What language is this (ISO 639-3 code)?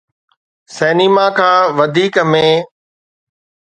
snd